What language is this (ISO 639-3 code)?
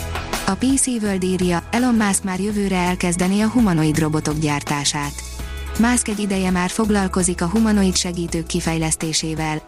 hun